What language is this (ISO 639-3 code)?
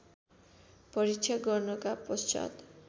nep